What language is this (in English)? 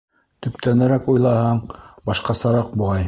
Bashkir